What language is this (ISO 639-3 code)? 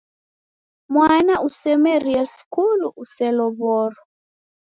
dav